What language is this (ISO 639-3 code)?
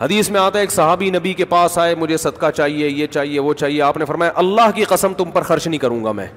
urd